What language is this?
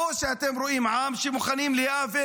Hebrew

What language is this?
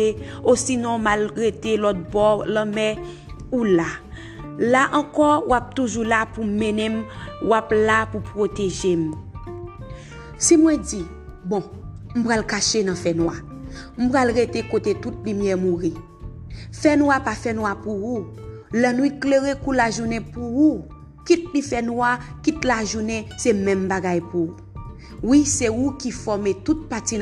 French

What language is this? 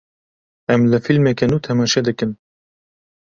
Kurdish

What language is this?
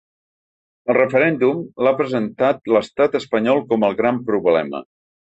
Catalan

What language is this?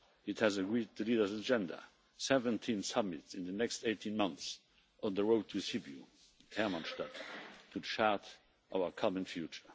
English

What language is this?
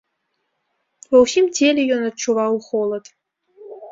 Belarusian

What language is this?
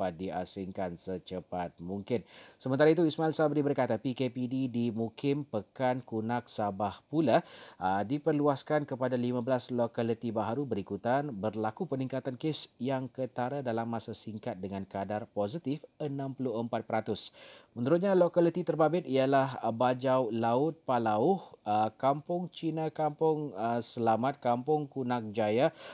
Malay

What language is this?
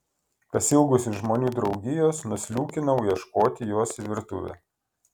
Lithuanian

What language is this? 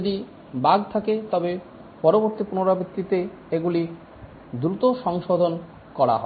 Bangla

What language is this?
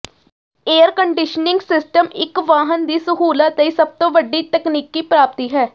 Punjabi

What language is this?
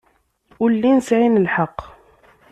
Kabyle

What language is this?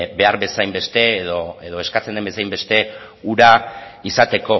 Basque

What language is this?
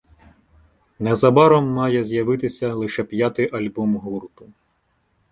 Ukrainian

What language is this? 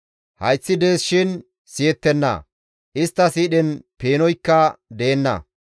Gamo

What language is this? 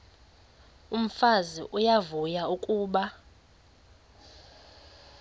Xhosa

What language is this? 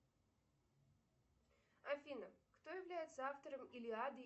Russian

